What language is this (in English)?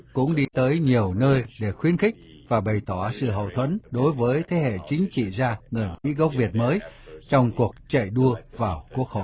Vietnamese